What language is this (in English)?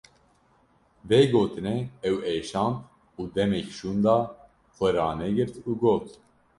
Kurdish